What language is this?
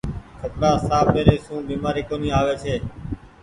Goaria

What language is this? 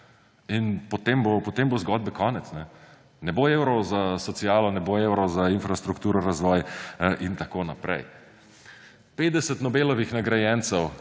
Slovenian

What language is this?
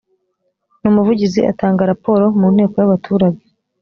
Kinyarwanda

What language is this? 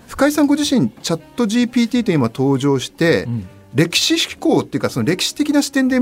Japanese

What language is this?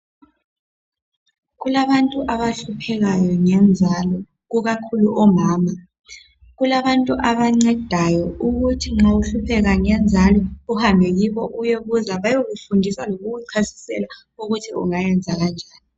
North Ndebele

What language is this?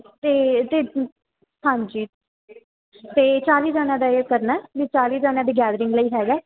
Punjabi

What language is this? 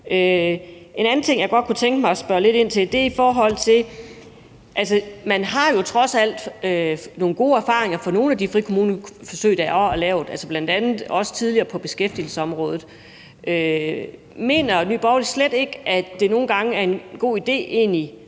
Danish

